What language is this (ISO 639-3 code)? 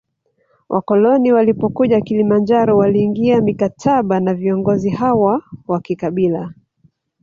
swa